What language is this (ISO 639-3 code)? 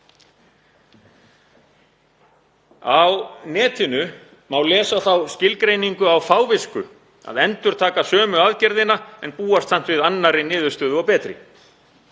isl